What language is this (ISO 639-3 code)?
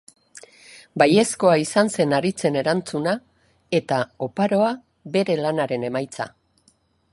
eus